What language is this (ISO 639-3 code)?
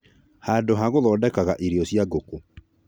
kik